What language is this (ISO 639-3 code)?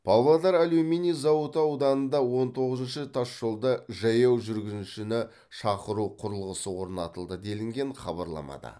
kaz